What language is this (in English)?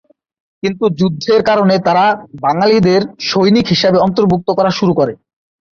Bangla